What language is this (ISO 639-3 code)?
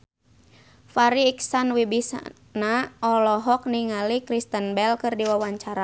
sun